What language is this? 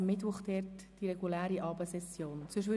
Swiss German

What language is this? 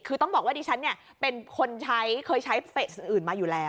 Thai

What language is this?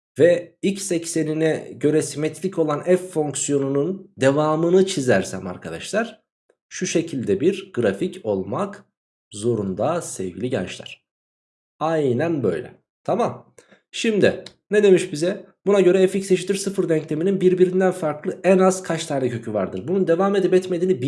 Turkish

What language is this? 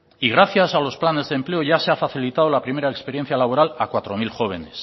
Spanish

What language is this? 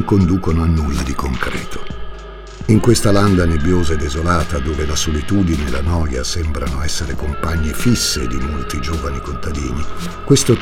Italian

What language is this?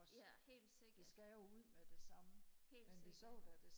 Danish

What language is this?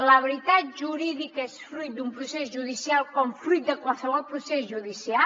Catalan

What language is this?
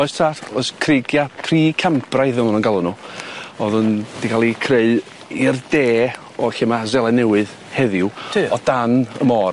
Welsh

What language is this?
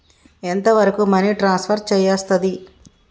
Telugu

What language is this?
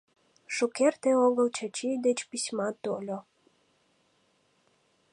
Mari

